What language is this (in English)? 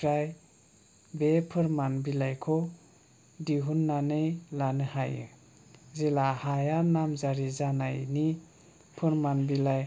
Bodo